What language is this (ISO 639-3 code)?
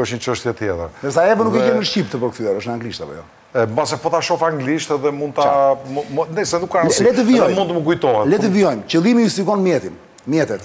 ron